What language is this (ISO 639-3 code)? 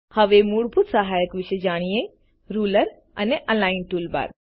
guj